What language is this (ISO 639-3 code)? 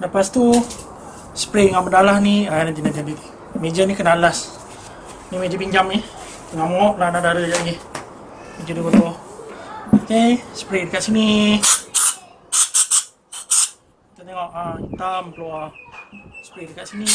msa